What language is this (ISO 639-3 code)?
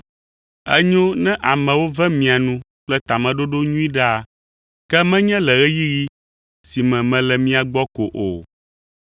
ewe